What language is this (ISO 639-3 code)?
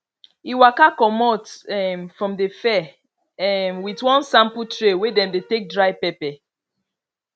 pcm